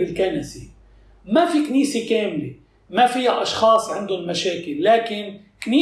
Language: Arabic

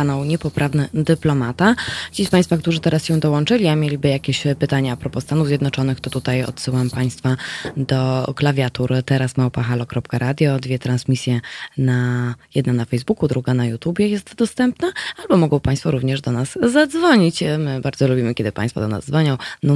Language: Polish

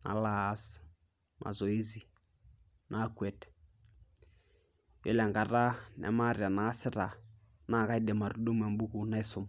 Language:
Masai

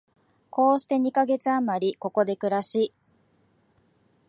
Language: Japanese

